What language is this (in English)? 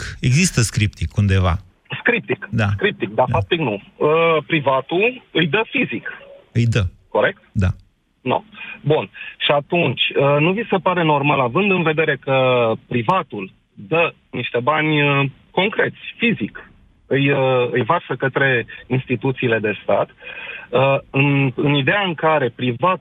Romanian